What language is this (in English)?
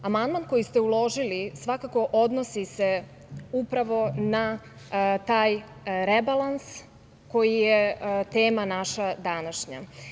Serbian